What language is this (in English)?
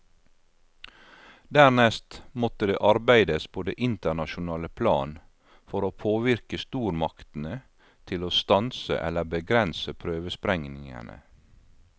Norwegian